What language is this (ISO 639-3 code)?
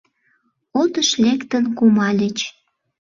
chm